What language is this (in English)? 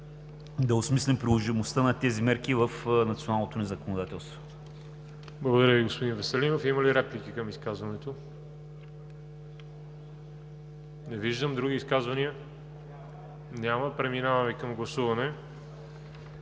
Bulgarian